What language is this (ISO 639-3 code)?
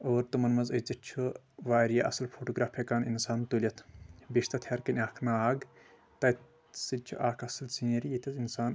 kas